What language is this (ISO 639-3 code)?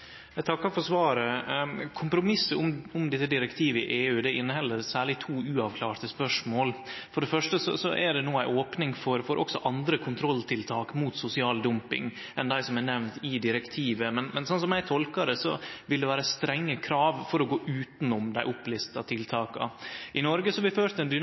nno